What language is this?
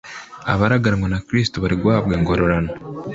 Kinyarwanda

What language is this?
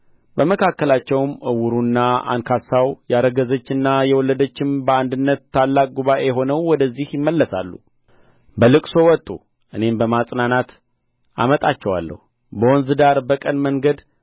Amharic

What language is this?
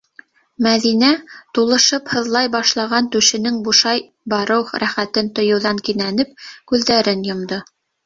Bashkir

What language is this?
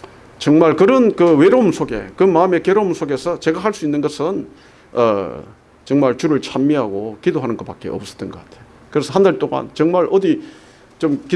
Korean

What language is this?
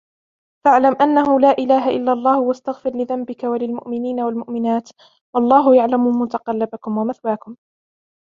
Arabic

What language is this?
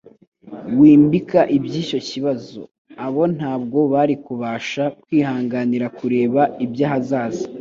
Kinyarwanda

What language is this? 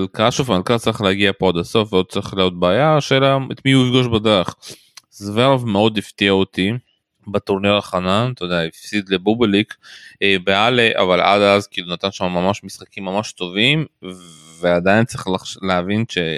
Hebrew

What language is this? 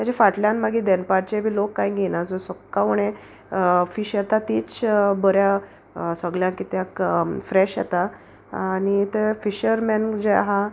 Konkani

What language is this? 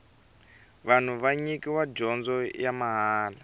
Tsonga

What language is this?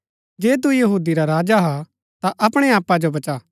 Gaddi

